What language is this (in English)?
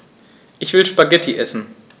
German